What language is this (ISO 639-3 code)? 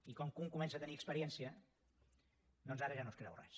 cat